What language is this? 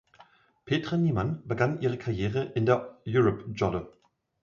German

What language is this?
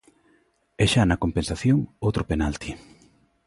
Galician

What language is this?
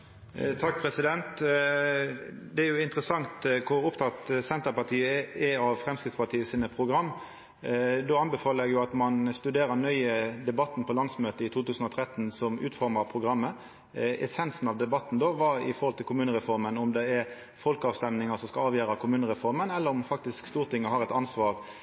Norwegian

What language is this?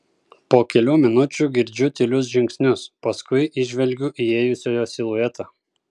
Lithuanian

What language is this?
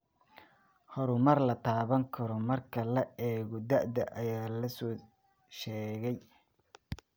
Somali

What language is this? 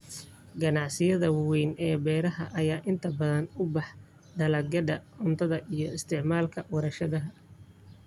Somali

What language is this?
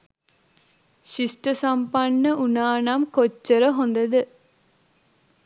Sinhala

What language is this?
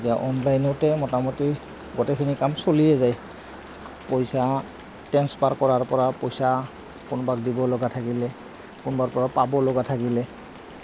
Assamese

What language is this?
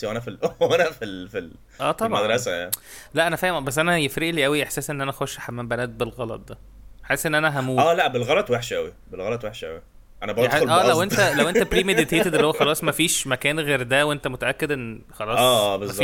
Arabic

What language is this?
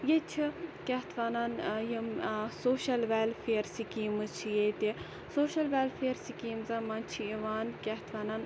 Kashmiri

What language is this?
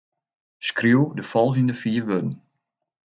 Western Frisian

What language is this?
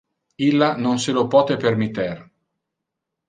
Interlingua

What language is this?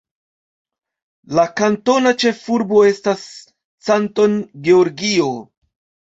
Esperanto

